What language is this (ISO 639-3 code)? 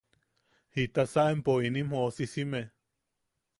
yaq